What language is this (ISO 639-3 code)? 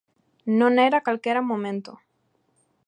glg